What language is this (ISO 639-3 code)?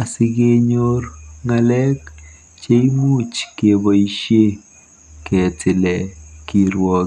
kln